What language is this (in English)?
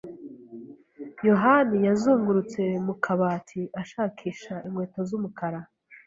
Kinyarwanda